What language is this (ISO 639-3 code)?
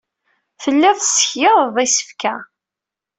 kab